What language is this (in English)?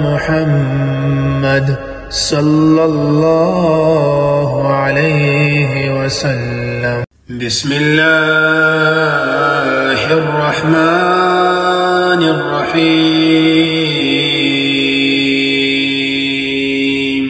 Arabic